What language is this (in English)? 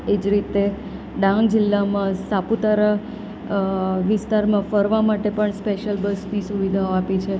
Gujarati